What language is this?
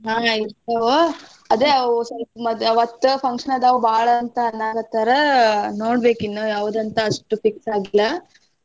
Kannada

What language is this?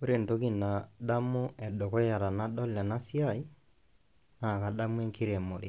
Masai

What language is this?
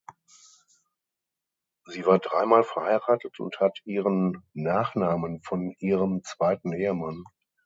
German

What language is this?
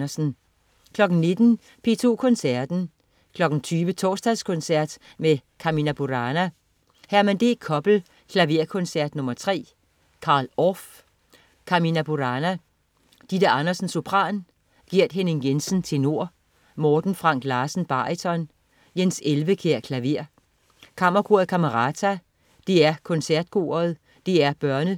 Danish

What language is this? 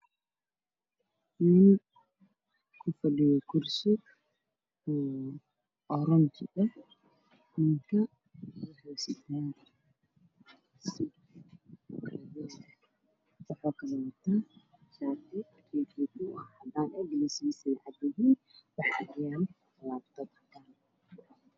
Somali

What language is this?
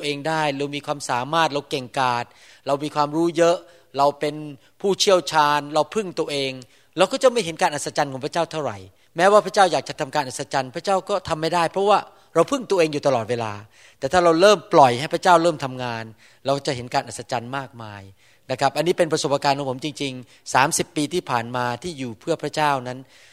Thai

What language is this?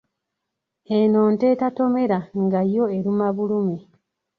Ganda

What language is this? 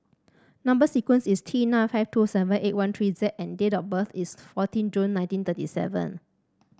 English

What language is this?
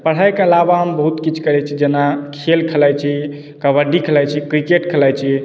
Maithili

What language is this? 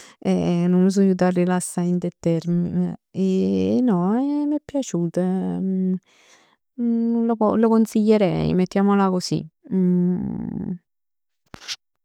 Neapolitan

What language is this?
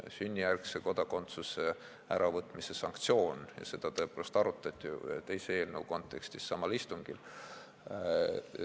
Estonian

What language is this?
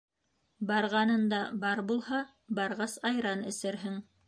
Bashkir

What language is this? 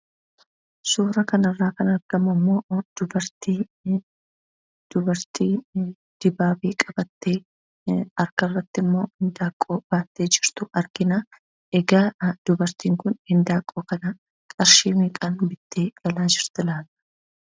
Oromo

